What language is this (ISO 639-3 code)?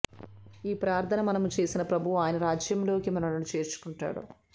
tel